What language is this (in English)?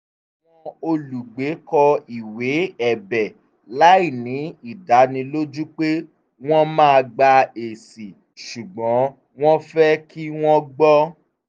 Yoruba